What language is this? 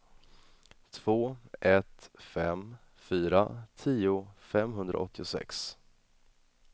Swedish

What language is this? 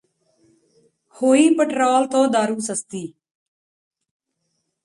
Punjabi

